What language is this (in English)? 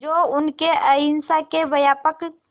Hindi